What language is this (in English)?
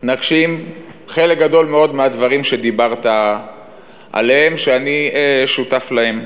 Hebrew